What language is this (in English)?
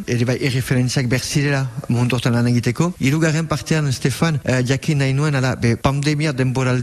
French